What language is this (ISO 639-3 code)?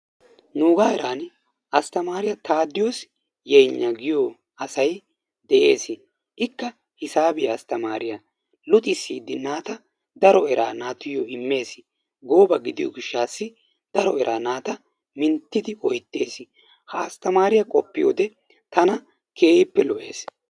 wal